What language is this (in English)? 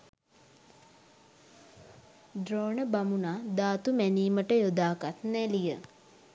Sinhala